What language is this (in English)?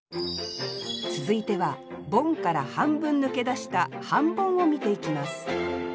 Japanese